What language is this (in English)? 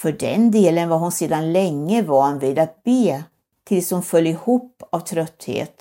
Swedish